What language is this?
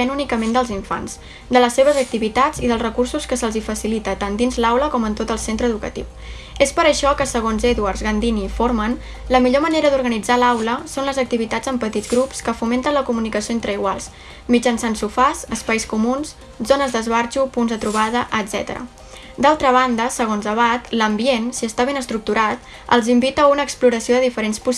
Catalan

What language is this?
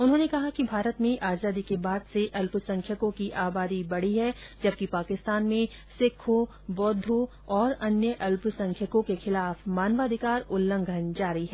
Hindi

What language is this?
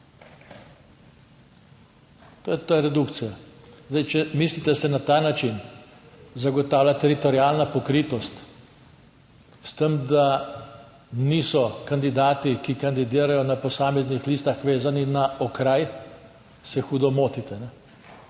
Slovenian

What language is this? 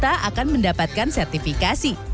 Indonesian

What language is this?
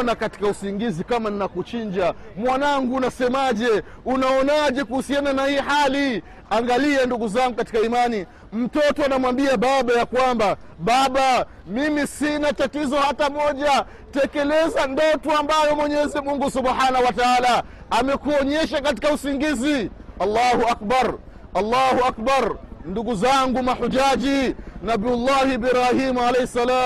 Swahili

